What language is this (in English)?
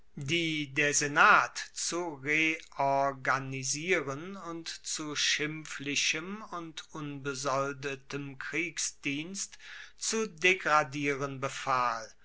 German